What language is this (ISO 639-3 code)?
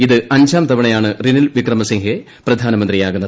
mal